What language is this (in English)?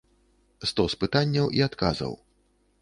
Belarusian